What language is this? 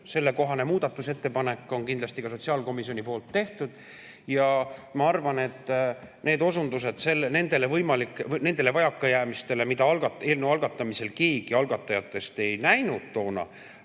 Estonian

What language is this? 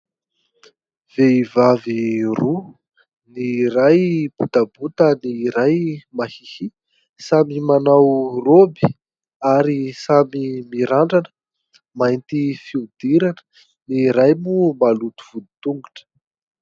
Malagasy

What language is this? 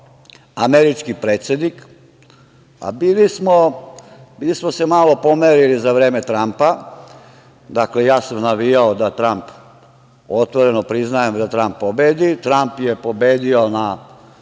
Serbian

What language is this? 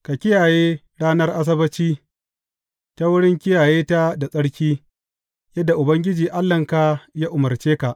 Hausa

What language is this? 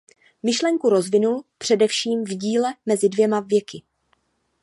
Czech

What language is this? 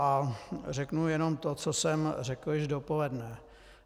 Czech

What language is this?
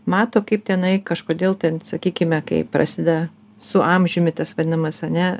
Lithuanian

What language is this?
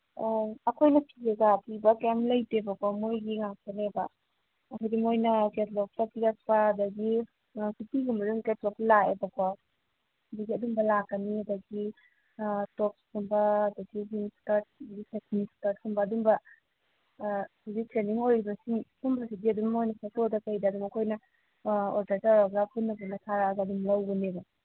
Manipuri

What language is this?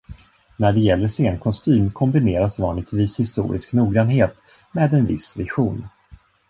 Swedish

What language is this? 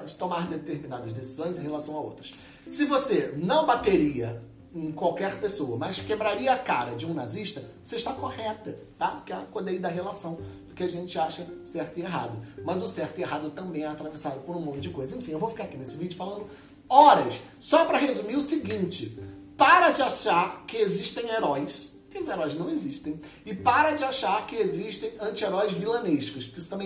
Portuguese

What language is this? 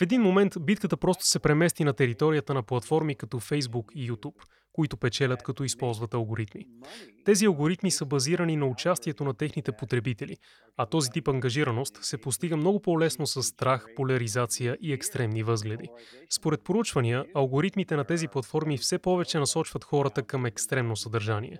Bulgarian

